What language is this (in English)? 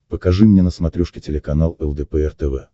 Russian